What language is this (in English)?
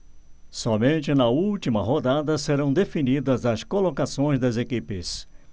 Portuguese